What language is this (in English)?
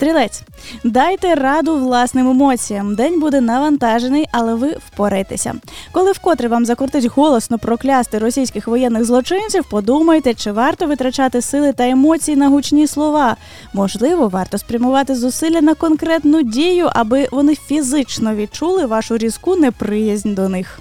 Ukrainian